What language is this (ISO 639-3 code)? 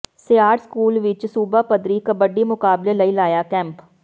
pan